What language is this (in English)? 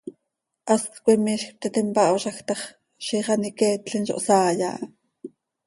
Seri